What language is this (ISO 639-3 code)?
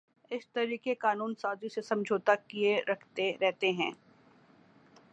urd